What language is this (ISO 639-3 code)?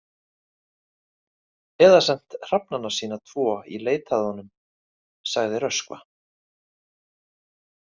isl